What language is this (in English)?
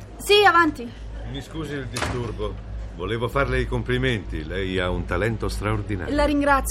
Italian